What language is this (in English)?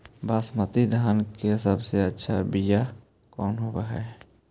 Magahi